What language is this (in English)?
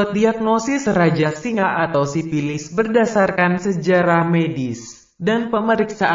Indonesian